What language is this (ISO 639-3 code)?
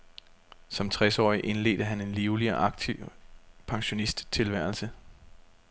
dan